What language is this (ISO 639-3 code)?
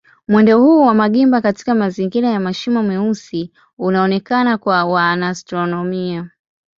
swa